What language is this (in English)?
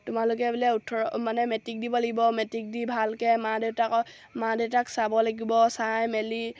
Assamese